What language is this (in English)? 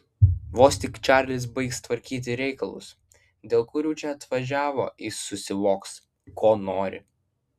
Lithuanian